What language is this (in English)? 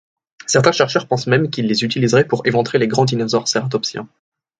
French